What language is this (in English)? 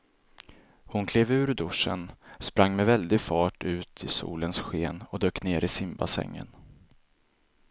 Swedish